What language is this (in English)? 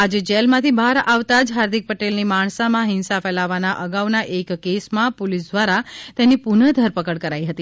Gujarati